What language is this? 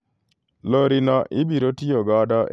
Luo (Kenya and Tanzania)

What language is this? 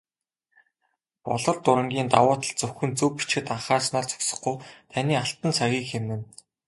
Mongolian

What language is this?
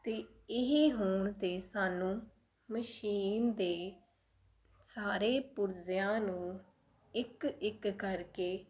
Punjabi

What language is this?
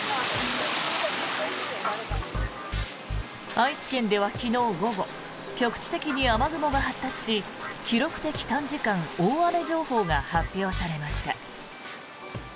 Japanese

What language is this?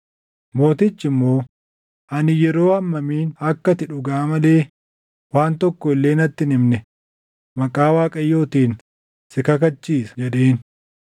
Oromo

